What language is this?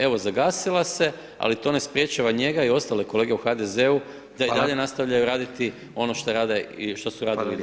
Croatian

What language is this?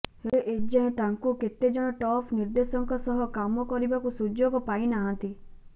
Odia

